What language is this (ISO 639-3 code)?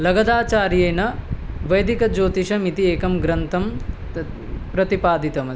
san